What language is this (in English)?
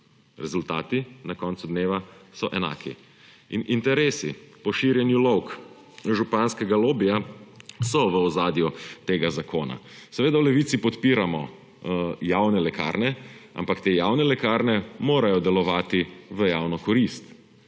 Slovenian